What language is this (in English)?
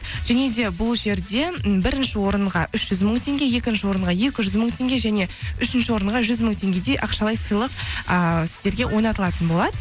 Kazakh